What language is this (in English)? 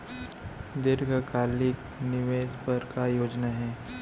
Chhattisgarhi